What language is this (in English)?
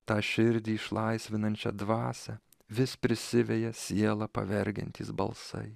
Lithuanian